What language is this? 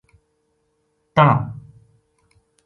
Gujari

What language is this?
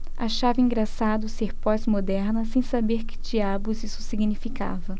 Portuguese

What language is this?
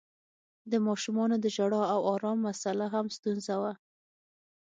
Pashto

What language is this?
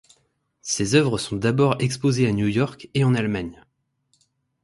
French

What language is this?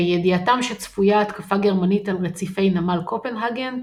Hebrew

